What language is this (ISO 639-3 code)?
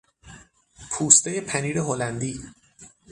fas